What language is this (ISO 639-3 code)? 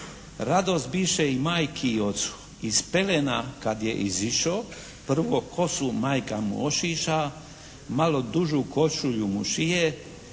hrv